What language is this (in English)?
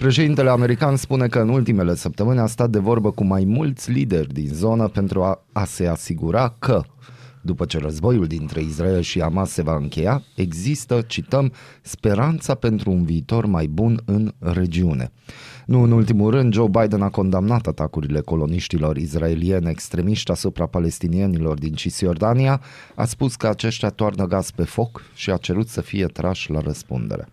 Romanian